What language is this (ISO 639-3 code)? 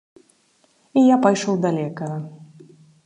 bel